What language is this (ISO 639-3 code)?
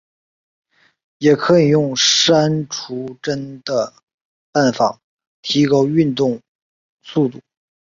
zho